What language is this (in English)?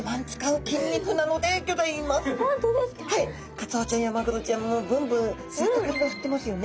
Japanese